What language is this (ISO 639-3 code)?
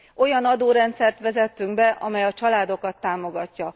hun